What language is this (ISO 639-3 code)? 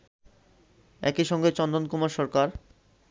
ben